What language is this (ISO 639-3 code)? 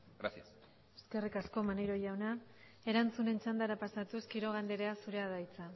eus